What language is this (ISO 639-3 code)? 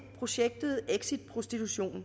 dan